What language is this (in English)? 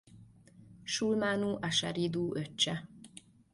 Hungarian